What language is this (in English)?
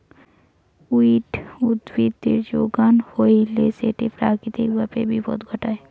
Bangla